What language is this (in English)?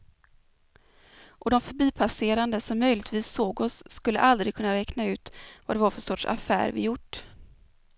Swedish